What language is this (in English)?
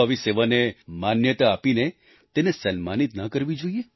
Gujarati